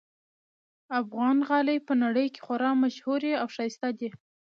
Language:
Pashto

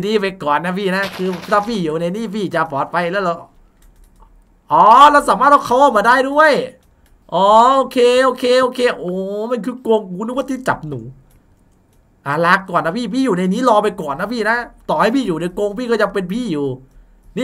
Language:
Thai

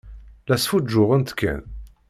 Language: Kabyle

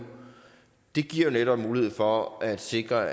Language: Danish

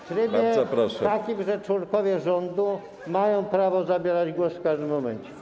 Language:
Polish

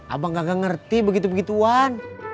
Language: Indonesian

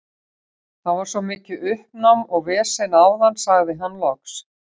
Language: Icelandic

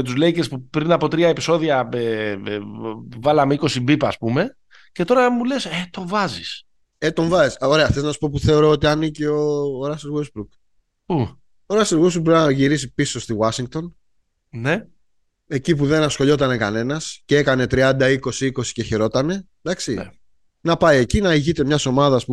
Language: Greek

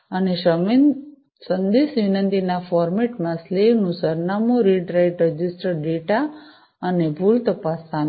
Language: Gujarati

